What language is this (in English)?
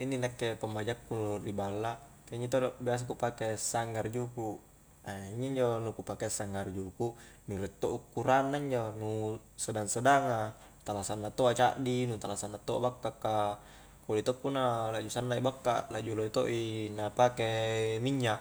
Highland Konjo